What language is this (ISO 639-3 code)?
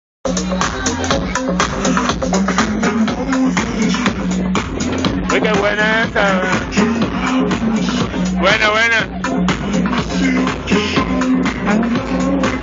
hun